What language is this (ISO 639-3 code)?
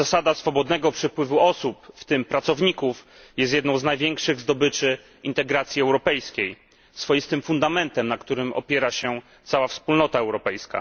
pol